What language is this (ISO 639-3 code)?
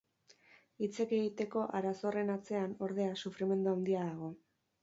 eus